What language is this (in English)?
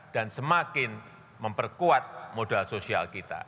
Indonesian